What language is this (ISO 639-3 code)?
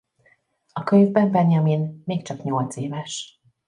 hun